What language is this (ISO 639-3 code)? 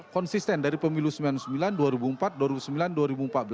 ind